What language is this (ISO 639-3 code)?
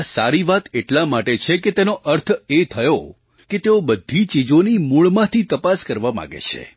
guj